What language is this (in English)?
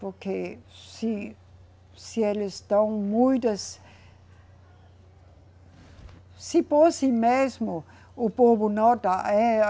Portuguese